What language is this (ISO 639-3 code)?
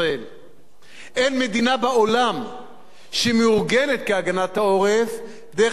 heb